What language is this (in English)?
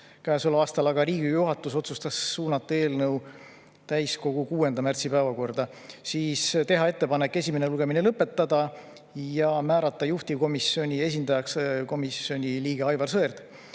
Estonian